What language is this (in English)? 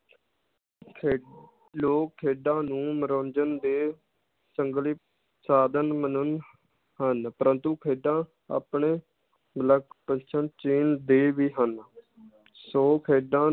Punjabi